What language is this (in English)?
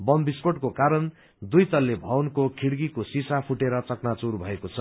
Nepali